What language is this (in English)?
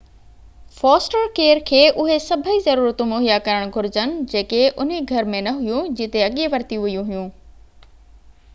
Sindhi